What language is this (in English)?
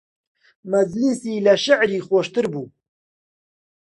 Central Kurdish